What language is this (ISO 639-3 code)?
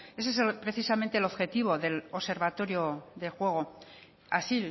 spa